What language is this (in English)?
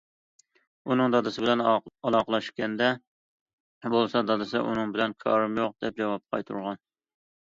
Uyghur